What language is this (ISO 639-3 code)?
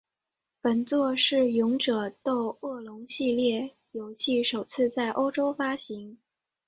zho